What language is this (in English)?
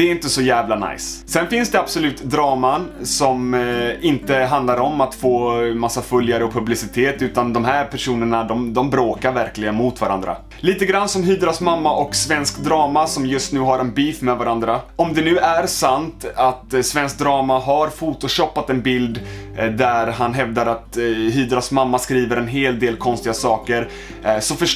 Swedish